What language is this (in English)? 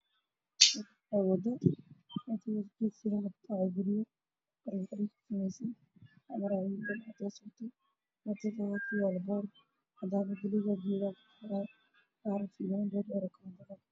Somali